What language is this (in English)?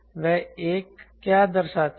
Hindi